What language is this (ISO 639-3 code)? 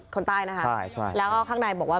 tha